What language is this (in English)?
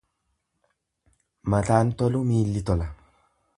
Oromo